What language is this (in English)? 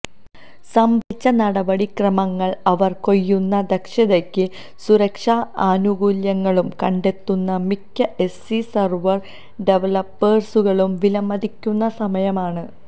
Malayalam